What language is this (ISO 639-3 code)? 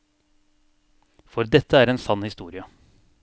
nor